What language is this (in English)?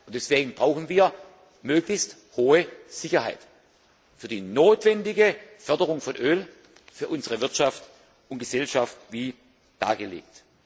German